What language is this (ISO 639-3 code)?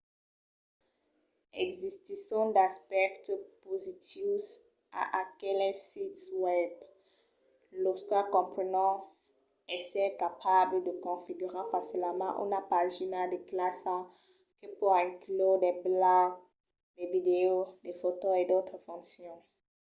oci